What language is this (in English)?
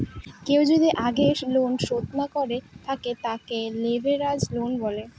Bangla